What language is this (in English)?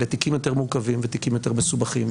Hebrew